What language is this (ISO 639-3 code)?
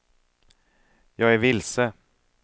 swe